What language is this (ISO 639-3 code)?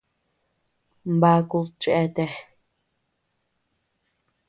cux